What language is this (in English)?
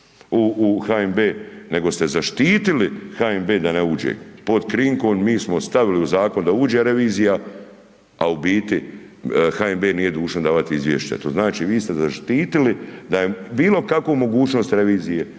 Croatian